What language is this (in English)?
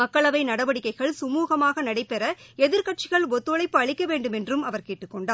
Tamil